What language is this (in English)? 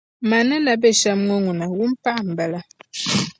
Dagbani